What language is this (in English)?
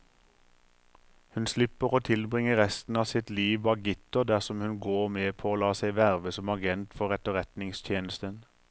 Norwegian